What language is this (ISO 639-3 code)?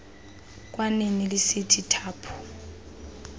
xho